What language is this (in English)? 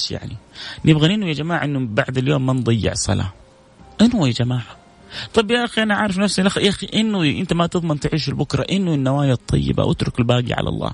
Arabic